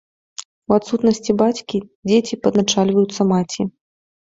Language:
Belarusian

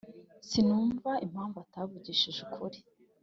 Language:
Kinyarwanda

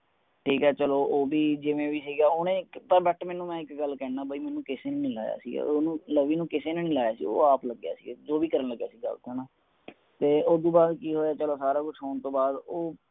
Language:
Punjabi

